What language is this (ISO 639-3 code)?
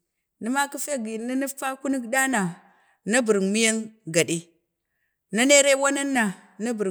bde